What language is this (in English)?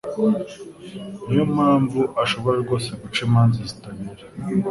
Kinyarwanda